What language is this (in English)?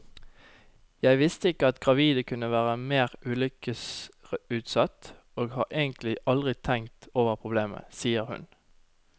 Norwegian